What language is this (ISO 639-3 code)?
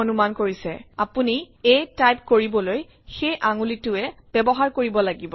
asm